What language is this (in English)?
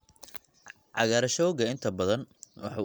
Somali